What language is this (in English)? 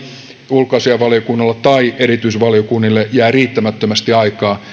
Finnish